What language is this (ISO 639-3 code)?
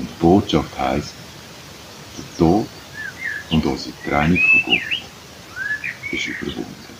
deu